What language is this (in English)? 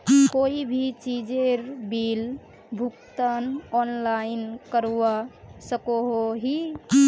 Magahi